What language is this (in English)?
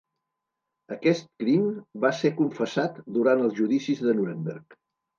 Catalan